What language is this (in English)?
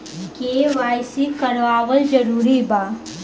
Bhojpuri